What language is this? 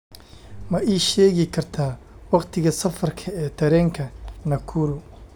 Somali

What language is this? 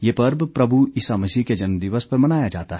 Hindi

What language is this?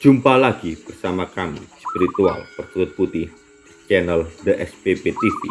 Indonesian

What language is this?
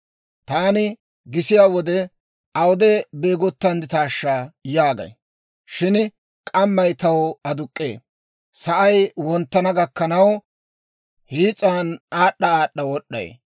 Dawro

